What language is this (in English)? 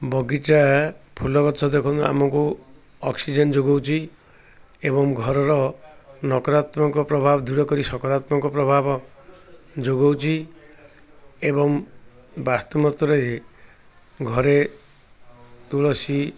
Odia